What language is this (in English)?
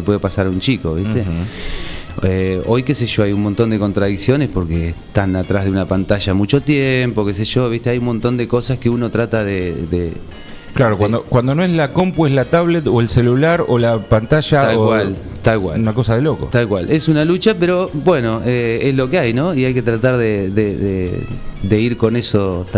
Spanish